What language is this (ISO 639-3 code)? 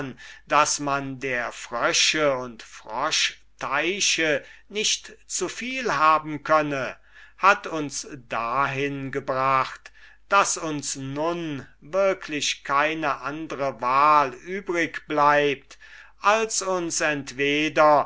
deu